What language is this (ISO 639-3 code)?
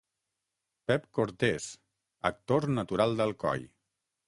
cat